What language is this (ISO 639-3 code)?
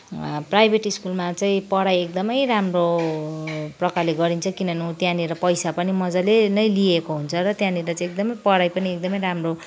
nep